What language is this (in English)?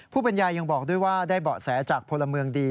Thai